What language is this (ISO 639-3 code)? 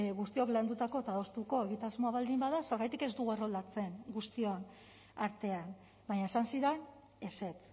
eus